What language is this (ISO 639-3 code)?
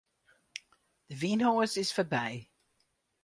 fry